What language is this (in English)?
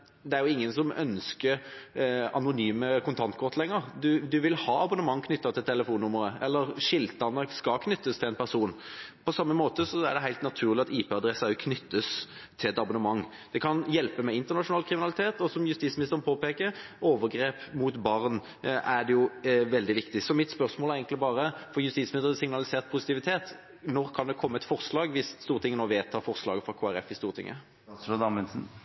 Norwegian Bokmål